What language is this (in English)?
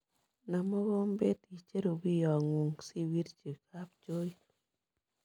Kalenjin